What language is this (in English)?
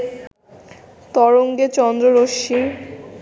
Bangla